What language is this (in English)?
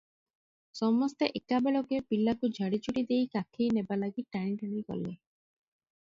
Odia